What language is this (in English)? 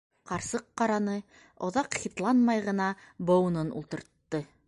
Bashkir